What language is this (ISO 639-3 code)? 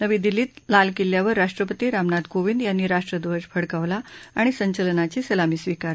mar